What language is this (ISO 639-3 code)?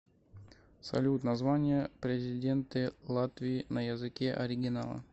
rus